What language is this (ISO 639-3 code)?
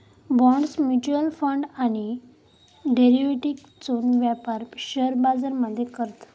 mar